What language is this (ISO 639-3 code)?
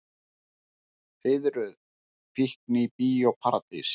isl